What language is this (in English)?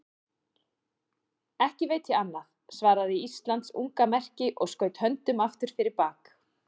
Icelandic